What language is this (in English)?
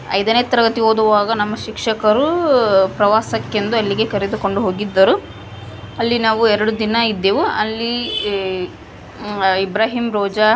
Kannada